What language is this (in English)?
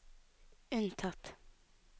Norwegian